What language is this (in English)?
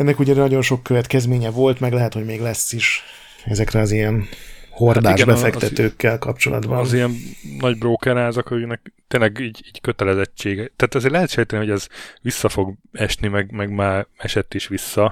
Hungarian